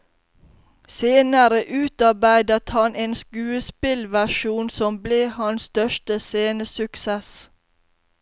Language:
Norwegian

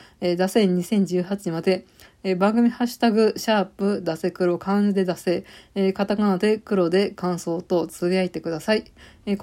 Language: Japanese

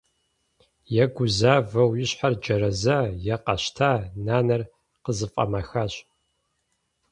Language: Kabardian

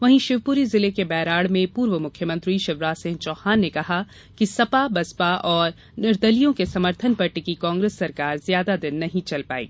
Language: Hindi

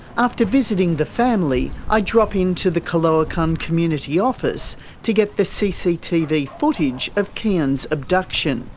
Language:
English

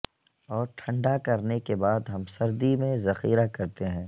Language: Urdu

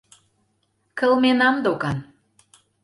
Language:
Mari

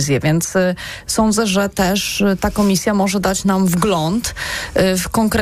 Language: Polish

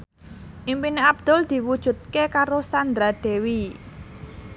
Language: Javanese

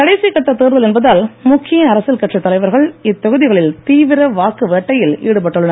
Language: Tamil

